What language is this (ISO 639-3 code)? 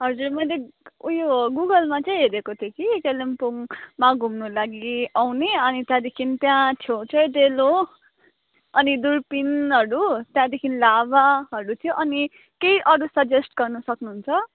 nep